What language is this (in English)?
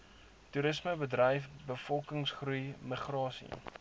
Afrikaans